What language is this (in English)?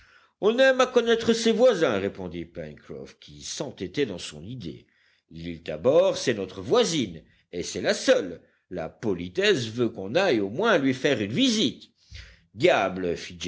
French